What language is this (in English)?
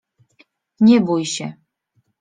Polish